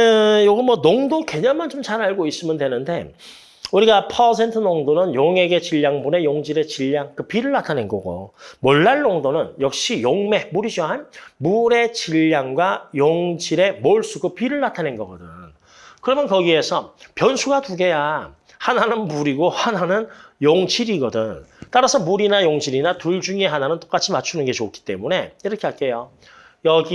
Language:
Korean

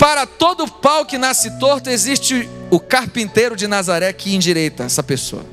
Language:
Portuguese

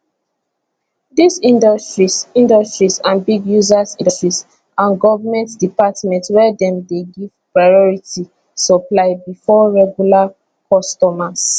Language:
Nigerian Pidgin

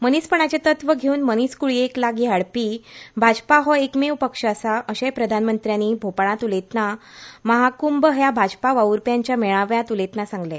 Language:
Konkani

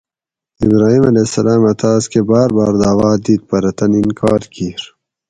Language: Gawri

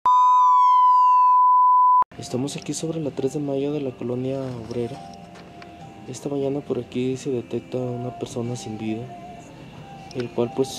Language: Spanish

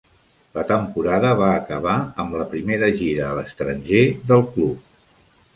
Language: Catalan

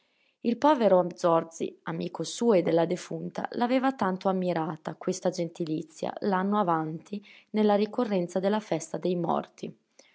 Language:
Italian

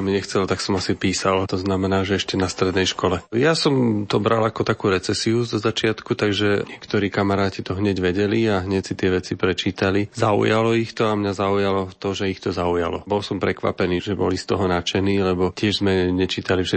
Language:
Slovak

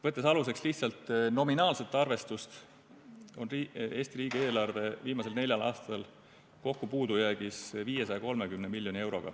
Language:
Estonian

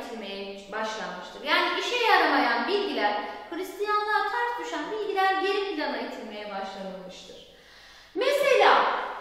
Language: Turkish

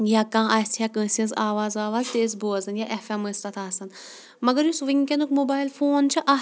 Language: Kashmiri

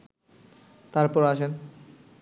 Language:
Bangla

